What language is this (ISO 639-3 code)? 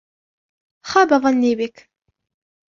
ara